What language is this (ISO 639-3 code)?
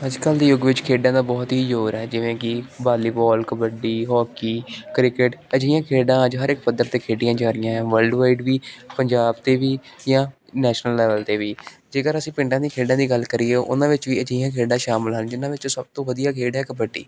pan